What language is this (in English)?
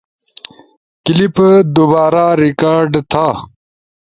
Ushojo